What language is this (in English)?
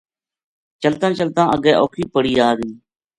Gujari